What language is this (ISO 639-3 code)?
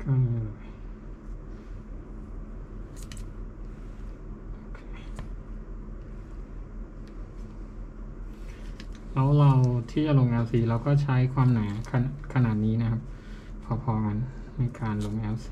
tha